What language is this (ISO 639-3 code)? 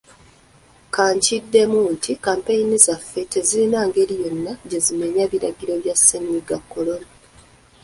lug